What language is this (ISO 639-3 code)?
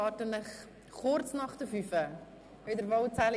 gsw